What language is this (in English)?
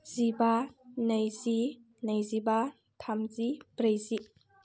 Bodo